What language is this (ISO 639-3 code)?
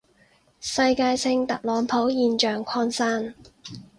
yue